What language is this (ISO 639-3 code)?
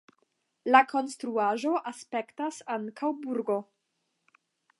epo